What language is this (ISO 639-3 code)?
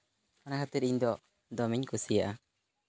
sat